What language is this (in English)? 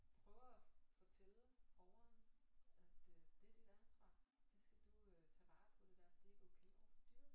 Danish